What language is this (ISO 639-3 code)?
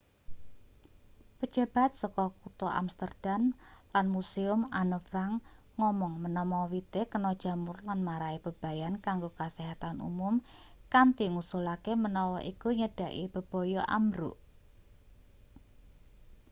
jav